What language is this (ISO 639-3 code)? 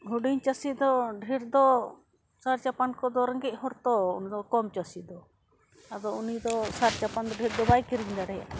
sat